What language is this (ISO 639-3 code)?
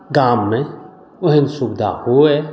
mai